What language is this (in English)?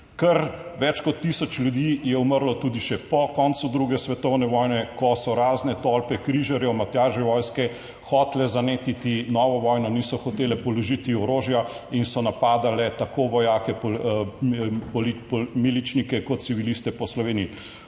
Slovenian